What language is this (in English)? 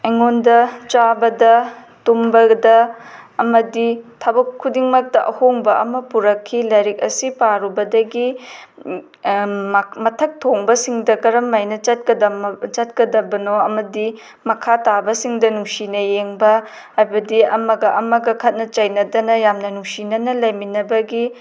Manipuri